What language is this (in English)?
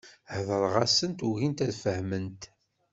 Kabyle